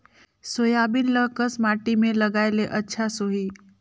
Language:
Chhattisgarhi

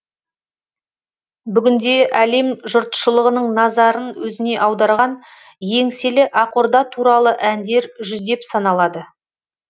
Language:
Kazakh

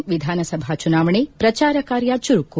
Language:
Kannada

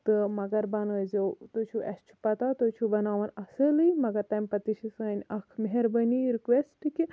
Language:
Kashmiri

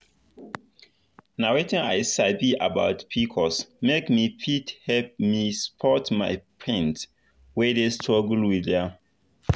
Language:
Nigerian Pidgin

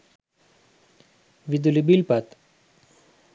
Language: Sinhala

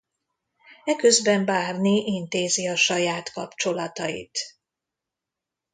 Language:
Hungarian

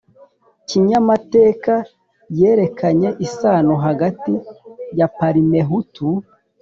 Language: Kinyarwanda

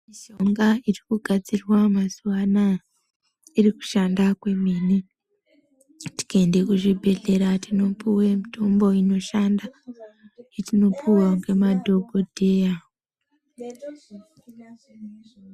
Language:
Ndau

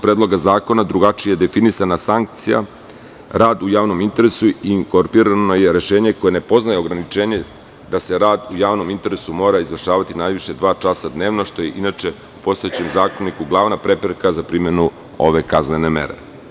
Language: Serbian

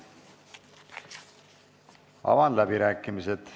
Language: Estonian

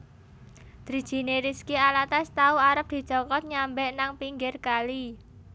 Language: Javanese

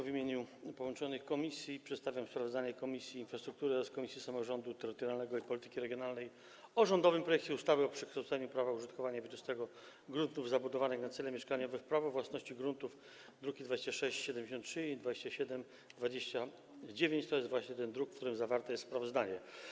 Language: Polish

